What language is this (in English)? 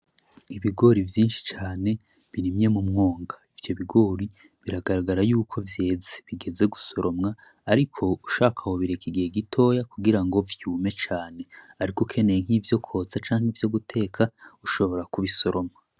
Rundi